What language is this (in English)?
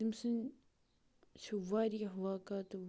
Kashmiri